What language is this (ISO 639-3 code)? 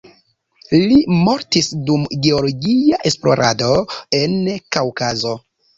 epo